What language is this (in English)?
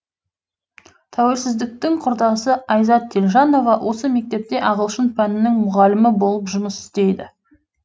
Kazakh